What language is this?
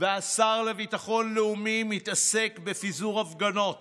Hebrew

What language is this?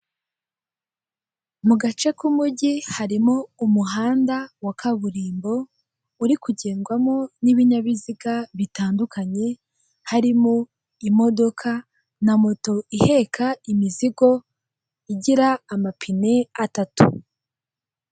Kinyarwanda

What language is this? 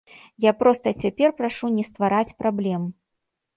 Belarusian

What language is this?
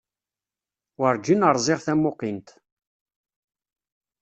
Kabyle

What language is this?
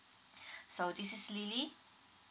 English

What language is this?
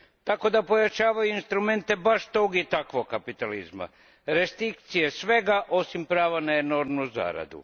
Croatian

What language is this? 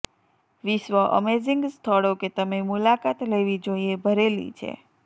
Gujarati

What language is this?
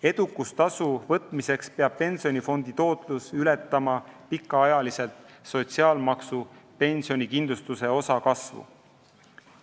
Estonian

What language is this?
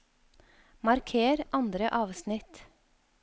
Norwegian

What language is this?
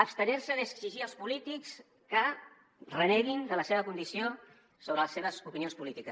Catalan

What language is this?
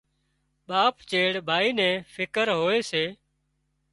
Wadiyara Koli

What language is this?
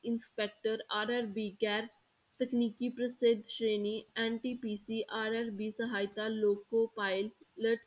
Punjabi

